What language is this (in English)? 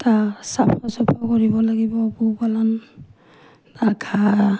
Assamese